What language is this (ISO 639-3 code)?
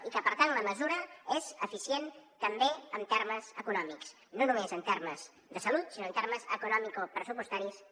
cat